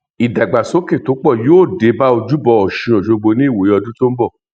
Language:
Yoruba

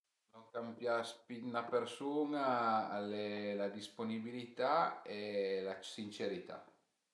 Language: Piedmontese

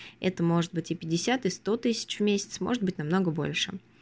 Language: Russian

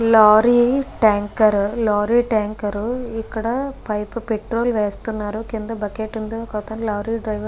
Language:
Telugu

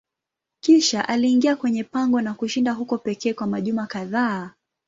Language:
Swahili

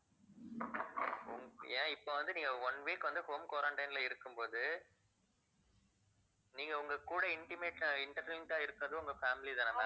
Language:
Tamil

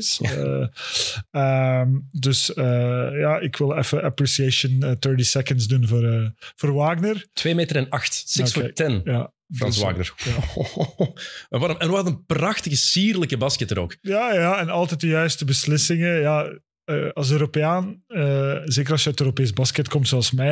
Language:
Dutch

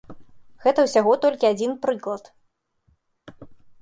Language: Belarusian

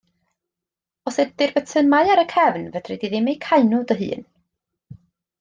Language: Welsh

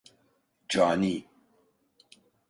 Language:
Turkish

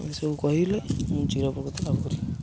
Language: Odia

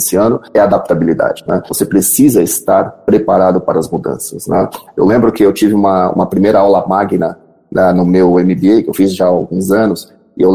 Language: Portuguese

